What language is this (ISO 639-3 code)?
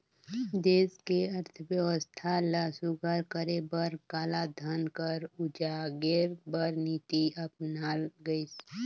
hne